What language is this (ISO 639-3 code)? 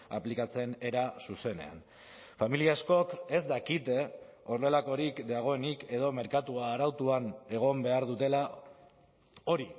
eus